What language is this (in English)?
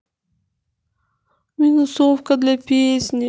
Russian